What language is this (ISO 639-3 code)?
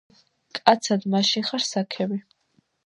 kat